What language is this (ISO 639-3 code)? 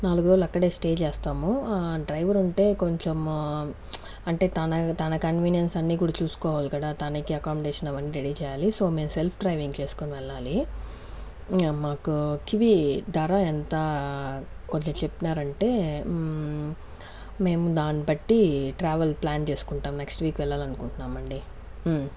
tel